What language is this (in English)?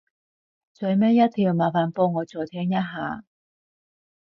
Cantonese